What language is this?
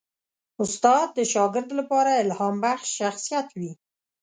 Pashto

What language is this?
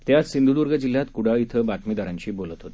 Marathi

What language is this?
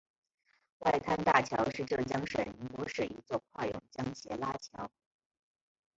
Chinese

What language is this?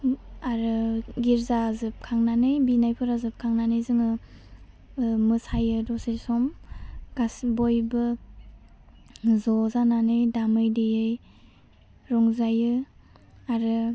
Bodo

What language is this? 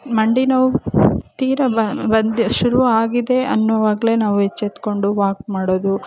Kannada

